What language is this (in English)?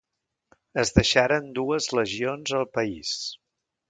Catalan